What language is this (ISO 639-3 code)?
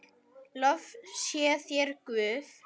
isl